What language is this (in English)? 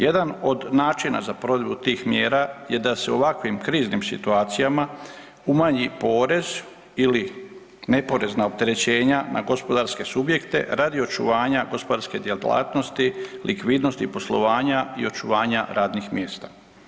Croatian